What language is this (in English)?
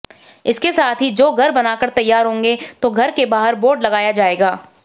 Hindi